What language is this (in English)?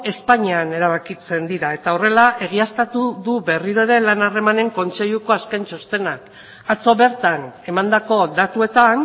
Basque